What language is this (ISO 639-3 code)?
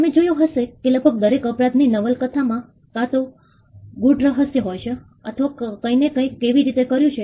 guj